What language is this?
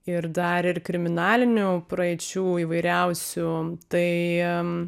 Lithuanian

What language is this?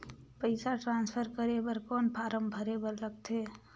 Chhattisgarhi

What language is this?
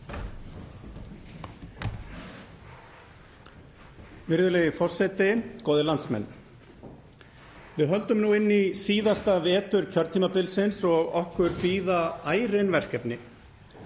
Icelandic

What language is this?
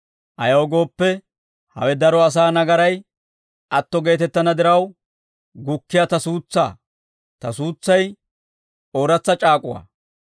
Dawro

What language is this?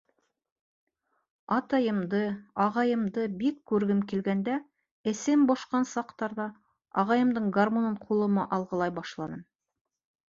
Bashkir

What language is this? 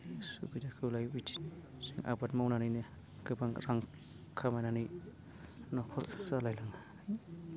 Bodo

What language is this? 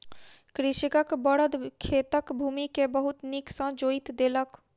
Maithili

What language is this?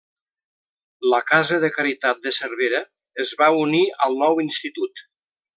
Catalan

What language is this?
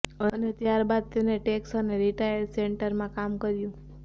Gujarati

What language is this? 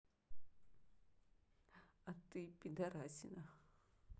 Russian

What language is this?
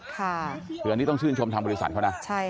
Thai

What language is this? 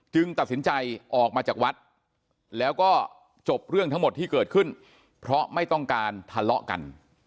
Thai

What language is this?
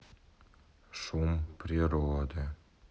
Russian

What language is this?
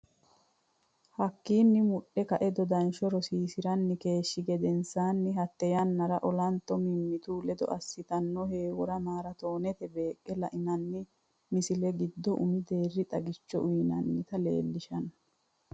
Sidamo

